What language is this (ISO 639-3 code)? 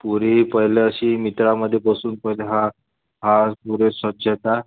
mar